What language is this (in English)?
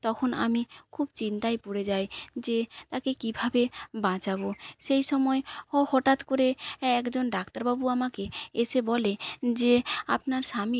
Bangla